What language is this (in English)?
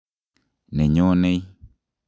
Kalenjin